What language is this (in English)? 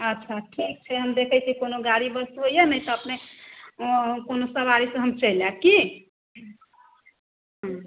Maithili